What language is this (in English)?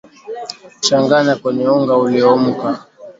Swahili